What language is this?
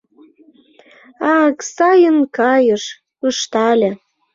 Mari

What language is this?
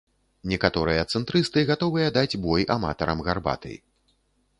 Belarusian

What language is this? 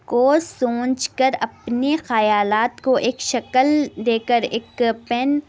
Urdu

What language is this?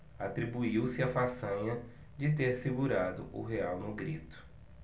Portuguese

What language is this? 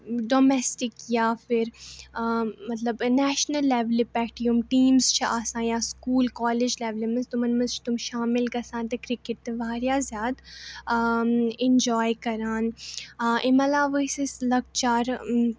Kashmiri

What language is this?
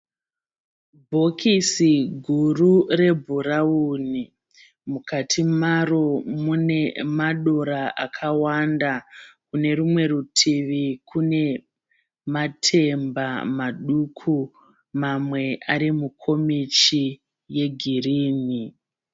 Shona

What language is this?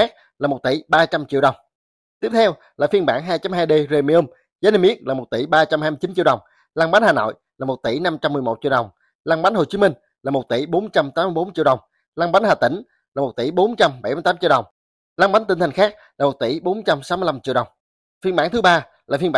Vietnamese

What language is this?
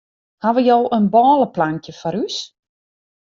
Western Frisian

